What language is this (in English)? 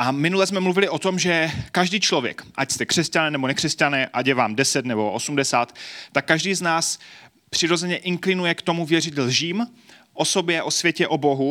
Czech